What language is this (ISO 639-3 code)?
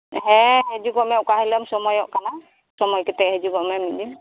sat